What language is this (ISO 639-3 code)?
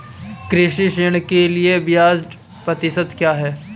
hin